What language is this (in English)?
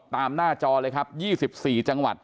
Thai